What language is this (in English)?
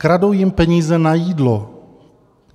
Czech